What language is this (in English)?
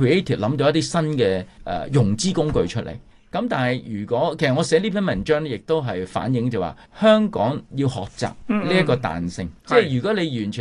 Chinese